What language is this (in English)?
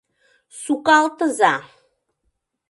Mari